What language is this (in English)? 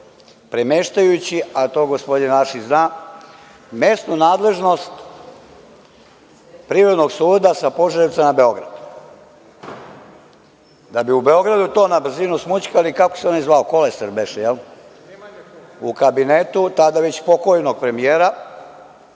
Serbian